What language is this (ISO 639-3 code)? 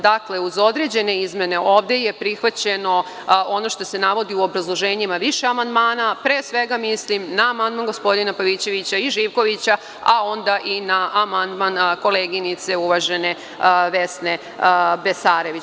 srp